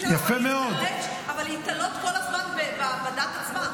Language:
Hebrew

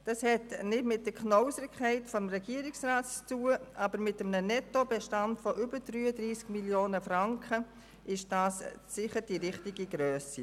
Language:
Swiss German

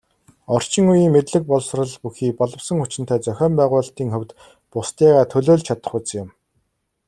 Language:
Mongolian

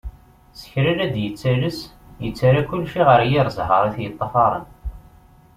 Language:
Kabyle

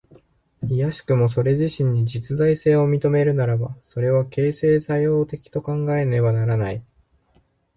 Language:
Japanese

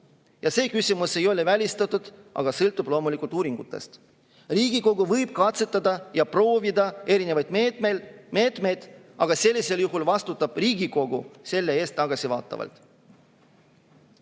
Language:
Estonian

